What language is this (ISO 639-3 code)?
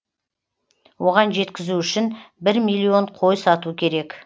kaz